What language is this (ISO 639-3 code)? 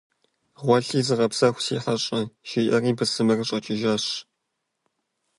kbd